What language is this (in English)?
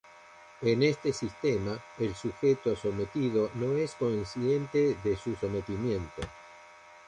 Spanish